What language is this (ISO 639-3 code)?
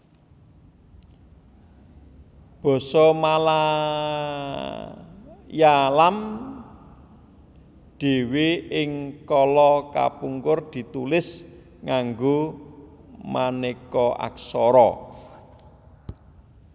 jav